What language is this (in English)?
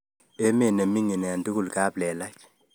Kalenjin